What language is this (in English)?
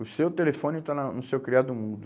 Portuguese